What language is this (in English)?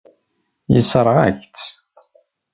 Kabyle